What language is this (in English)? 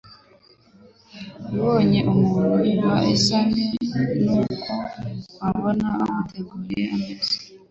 Kinyarwanda